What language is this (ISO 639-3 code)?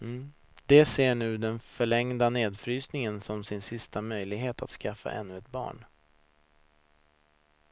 swe